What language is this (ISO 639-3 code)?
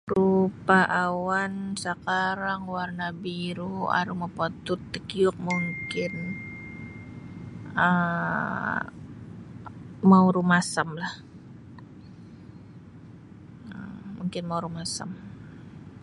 bsy